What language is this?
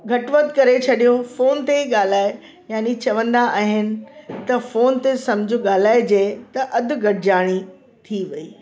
Sindhi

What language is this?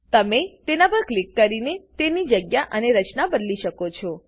Gujarati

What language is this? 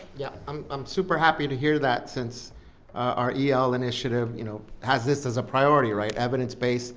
English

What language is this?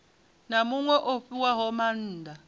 Venda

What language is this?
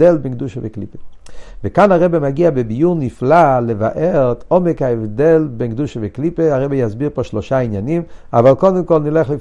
Hebrew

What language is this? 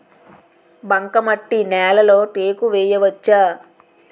Telugu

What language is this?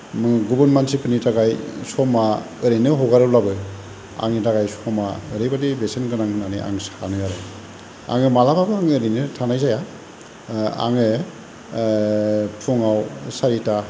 Bodo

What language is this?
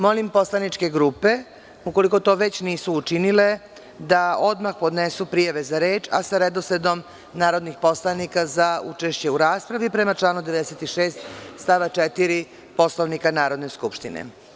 Serbian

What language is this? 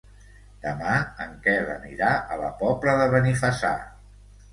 Catalan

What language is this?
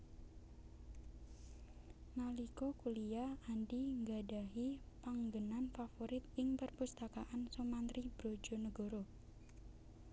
Javanese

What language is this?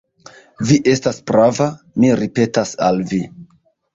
Esperanto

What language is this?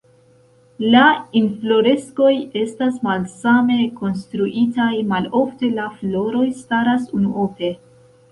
Esperanto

